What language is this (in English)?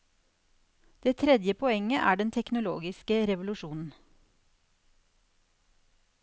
Norwegian